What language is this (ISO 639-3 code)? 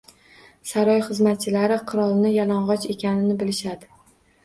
uzb